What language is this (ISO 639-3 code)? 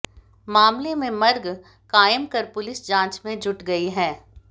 hin